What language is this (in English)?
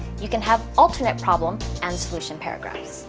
English